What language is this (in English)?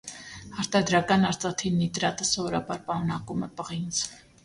Armenian